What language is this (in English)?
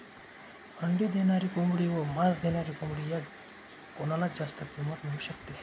Marathi